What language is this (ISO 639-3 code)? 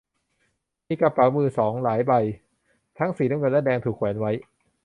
tha